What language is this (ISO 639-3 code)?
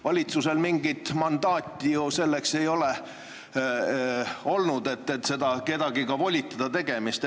est